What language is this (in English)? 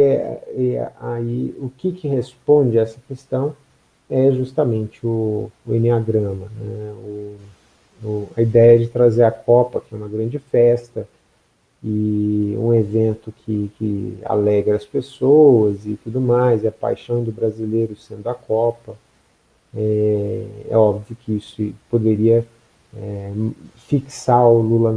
Portuguese